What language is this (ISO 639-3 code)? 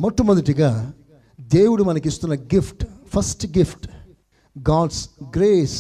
tel